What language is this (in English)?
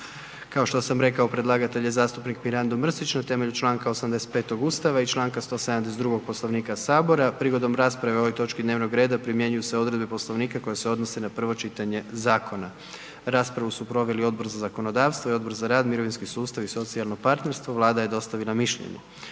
Croatian